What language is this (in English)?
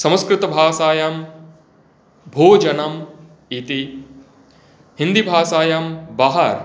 Sanskrit